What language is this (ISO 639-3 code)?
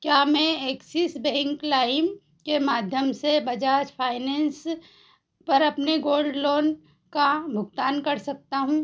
hin